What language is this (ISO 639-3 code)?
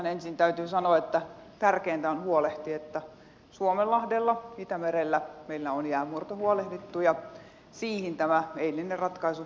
fin